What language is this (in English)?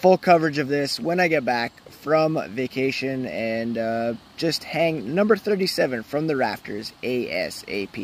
English